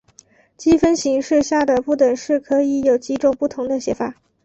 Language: Chinese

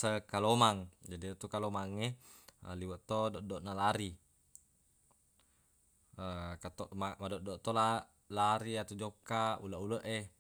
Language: Buginese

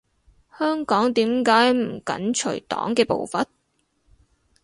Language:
Cantonese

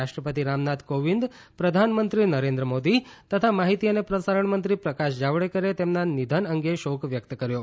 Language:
Gujarati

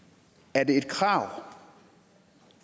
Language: Danish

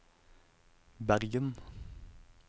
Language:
Norwegian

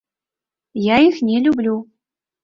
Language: Belarusian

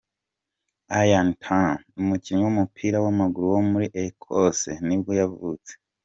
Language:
Kinyarwanda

